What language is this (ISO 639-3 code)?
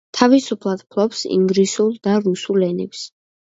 kat